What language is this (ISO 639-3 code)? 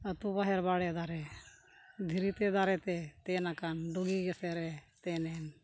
sat